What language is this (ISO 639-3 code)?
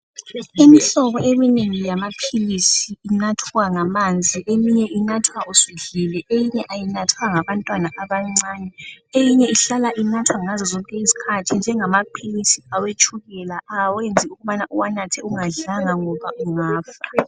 nde